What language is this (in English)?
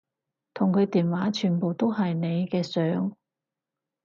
Cantonese